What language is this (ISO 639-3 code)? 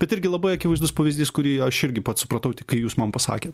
lit